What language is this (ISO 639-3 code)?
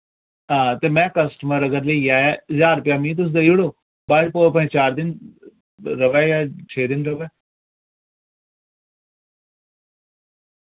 doi